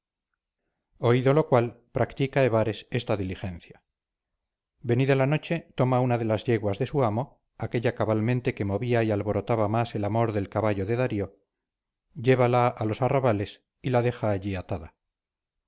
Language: Spanish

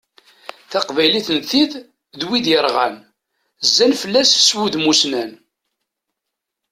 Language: Kabyle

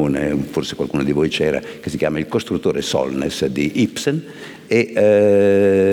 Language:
Italian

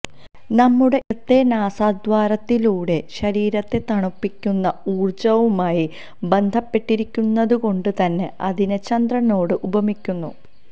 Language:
Malayalam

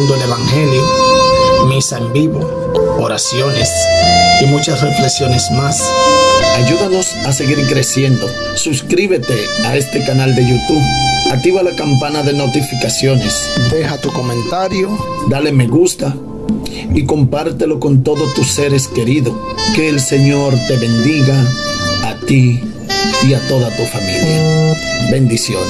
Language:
Spanish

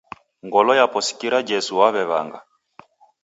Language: Taita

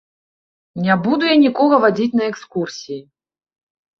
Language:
Belarusian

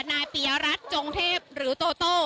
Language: Thai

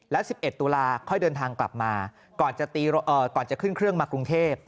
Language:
Thai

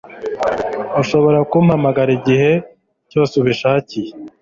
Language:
Kinyarwanda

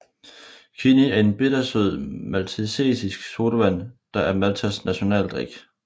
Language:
Danish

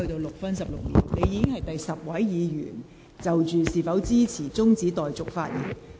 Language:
Cantonese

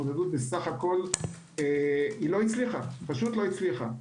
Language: Hebrew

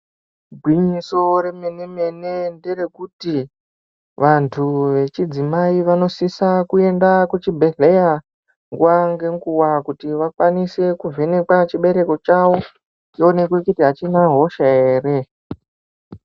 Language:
Ndau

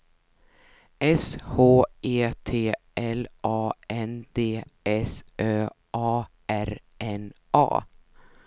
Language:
Swedish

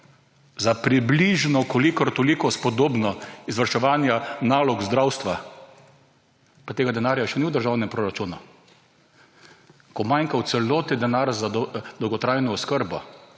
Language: Slovenian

